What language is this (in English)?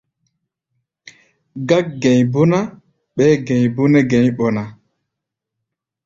Gbaya